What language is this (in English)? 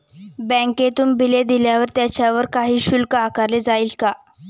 Marathi